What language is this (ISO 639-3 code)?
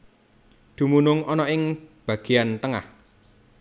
jav